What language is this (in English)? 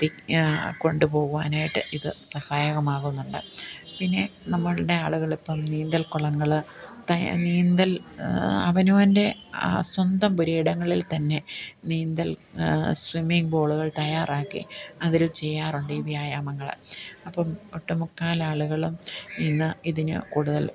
Malayalam